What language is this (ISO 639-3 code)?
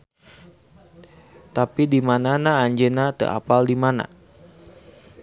sun